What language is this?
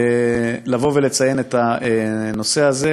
Hebrew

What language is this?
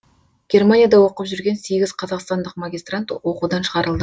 Kazakh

